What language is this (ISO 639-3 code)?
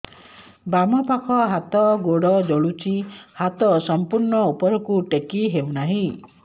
ori